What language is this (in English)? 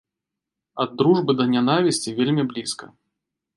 Belarusian